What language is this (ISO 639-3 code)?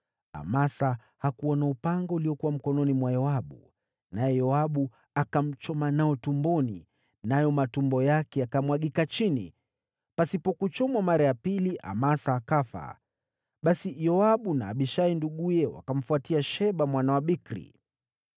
swa